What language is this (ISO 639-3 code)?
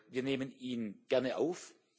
deu